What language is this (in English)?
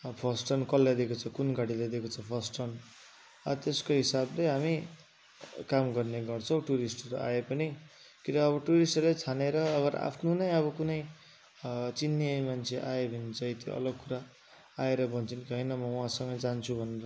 Nepali